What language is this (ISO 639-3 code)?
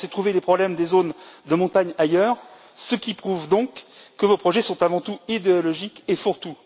fra